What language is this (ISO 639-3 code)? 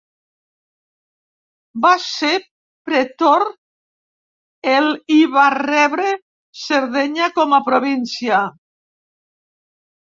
cat